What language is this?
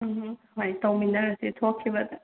Manipuri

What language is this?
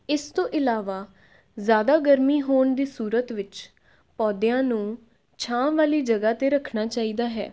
Punjabi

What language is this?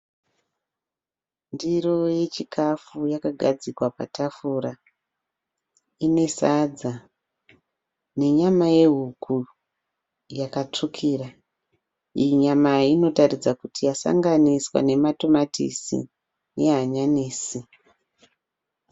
Shona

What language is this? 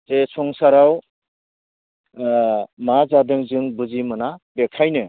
Bodo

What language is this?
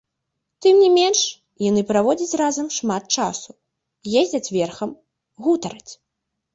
Belarusian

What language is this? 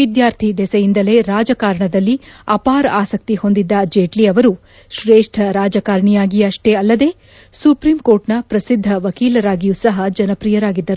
Kannada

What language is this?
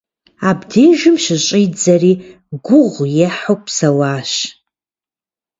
Kabardian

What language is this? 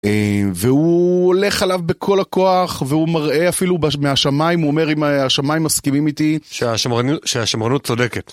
Hebrew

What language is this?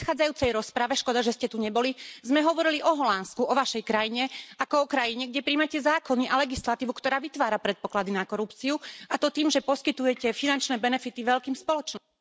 Slovak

